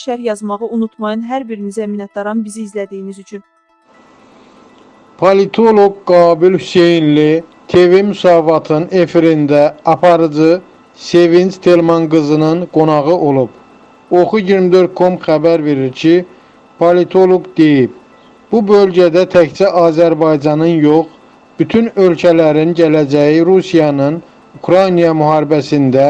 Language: Turkish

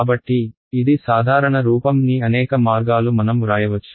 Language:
Telugu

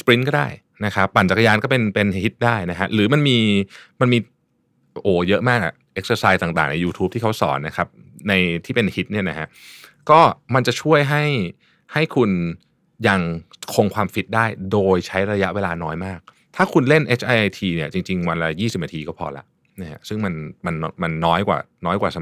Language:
Thai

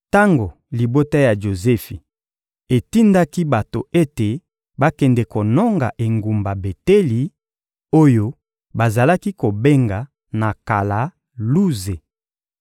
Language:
Lingala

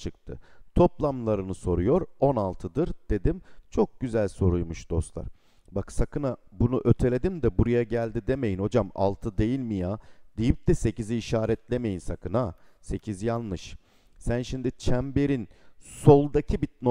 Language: Turkish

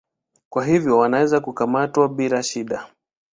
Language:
Swahili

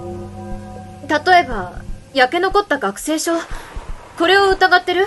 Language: Japanese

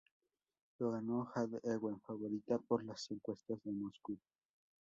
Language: Spanish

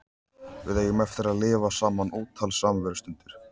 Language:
Icelandic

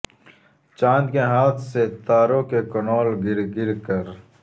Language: Urdu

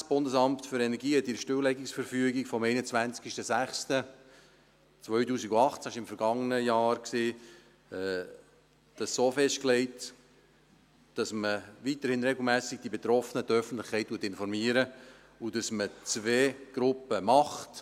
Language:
Swiss German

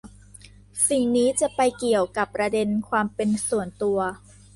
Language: Thai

